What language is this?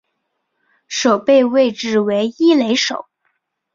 Chinese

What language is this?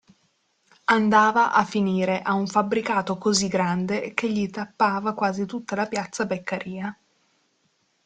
Italian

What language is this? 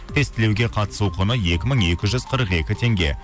Kazakh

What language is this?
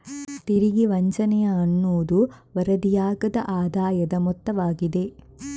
Kannada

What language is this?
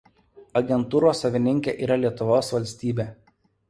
Lithuanian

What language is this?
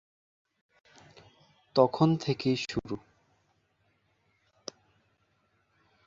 Bangla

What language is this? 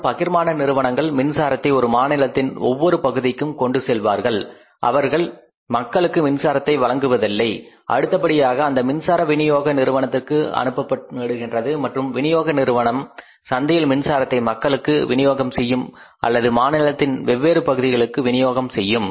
Tamil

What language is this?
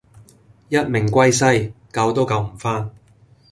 Cantonese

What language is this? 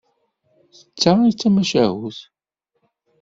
Kabyle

